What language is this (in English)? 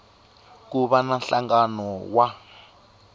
Tsonga